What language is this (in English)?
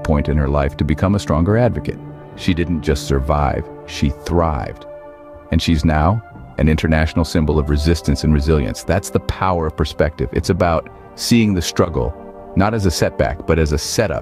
English